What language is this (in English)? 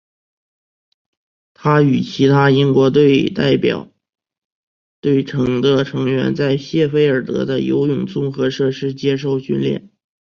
Chinese